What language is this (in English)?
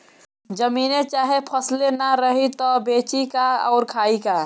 Bhojpuri